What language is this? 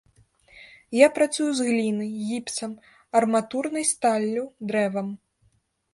Belarusian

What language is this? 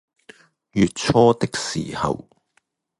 Cantonese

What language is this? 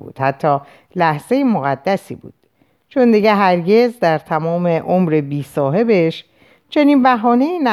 Persian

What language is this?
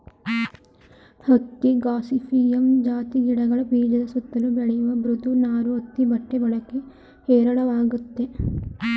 Kannada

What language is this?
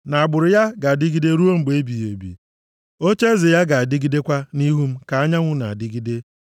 Igbo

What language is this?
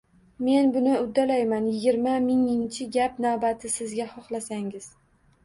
Uzbek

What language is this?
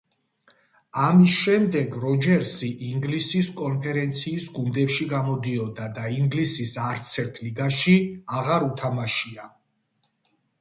Georgian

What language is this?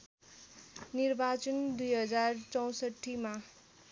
Nepali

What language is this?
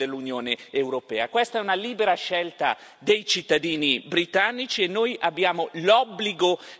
Italian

